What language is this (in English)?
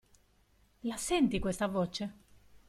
Italian